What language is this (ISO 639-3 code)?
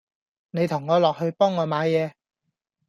yue